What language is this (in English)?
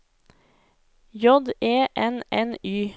Norwegian